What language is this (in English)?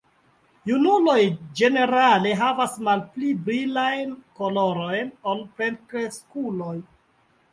Esperanto